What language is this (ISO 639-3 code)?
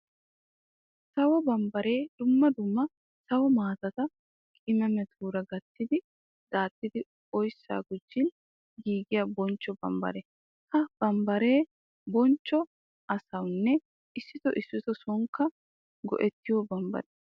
wal